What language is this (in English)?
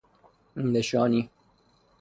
Persian